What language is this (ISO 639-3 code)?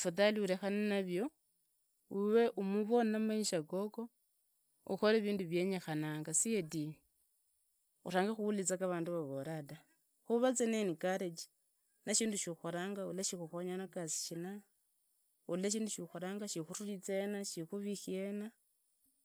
ida